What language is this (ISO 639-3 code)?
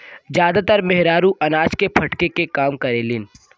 bho